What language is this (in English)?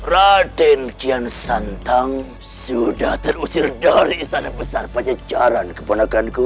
Indonesian